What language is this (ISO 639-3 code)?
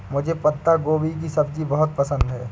hin